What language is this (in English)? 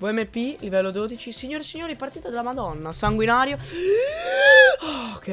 Italian